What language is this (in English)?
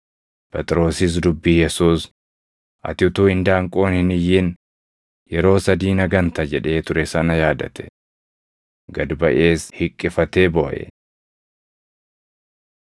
Oromo